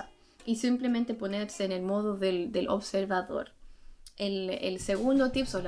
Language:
Spanish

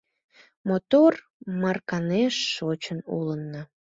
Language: Mari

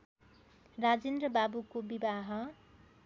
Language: Nepali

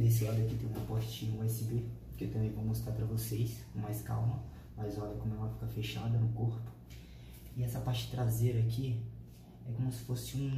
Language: Portuguese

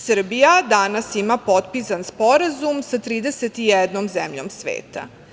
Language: Serbian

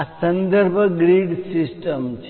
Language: Gujarati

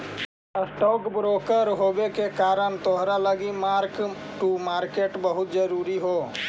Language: Magahi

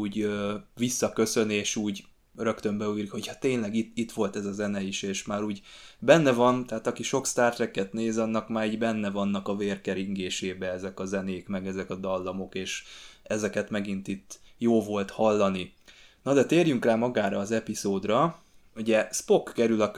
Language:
Hungarian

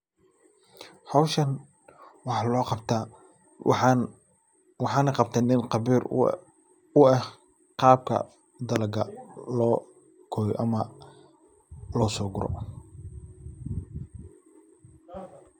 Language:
Somali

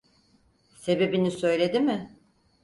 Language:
Turkish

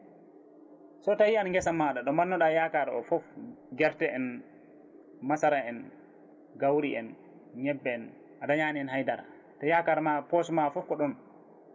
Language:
Fula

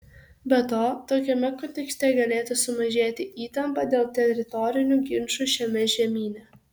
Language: Lithuanian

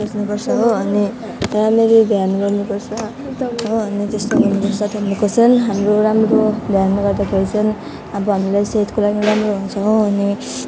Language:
Nepali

